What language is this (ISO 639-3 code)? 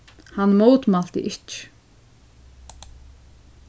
fao